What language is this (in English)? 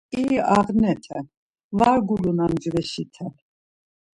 Laz